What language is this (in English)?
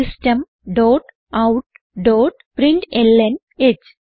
Malayalam